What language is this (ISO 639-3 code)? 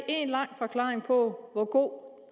dan